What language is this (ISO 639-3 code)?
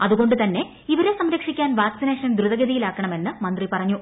mal